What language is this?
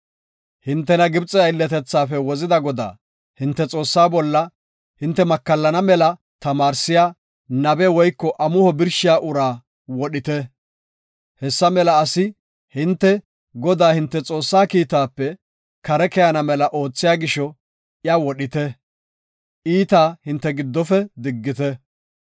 Gofa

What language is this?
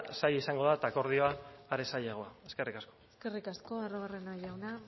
Basque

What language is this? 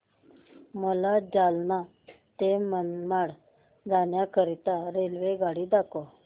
Marathi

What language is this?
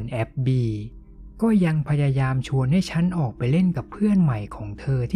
Thai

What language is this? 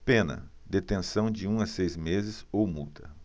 Portuguese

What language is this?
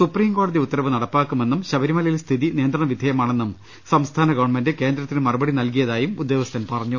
Malayalam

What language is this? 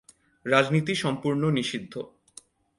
Bangla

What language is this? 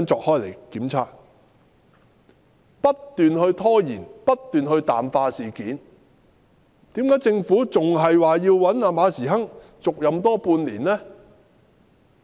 Cantonese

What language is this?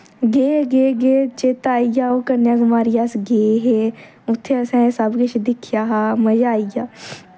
Dogri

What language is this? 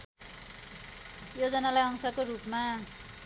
Nepali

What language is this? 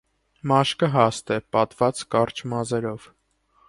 Armenian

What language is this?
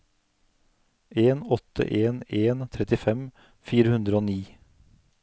Norwegian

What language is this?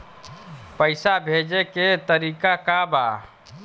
Bhojpuri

